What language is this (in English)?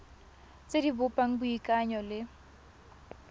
Tswana